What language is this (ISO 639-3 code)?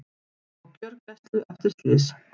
isl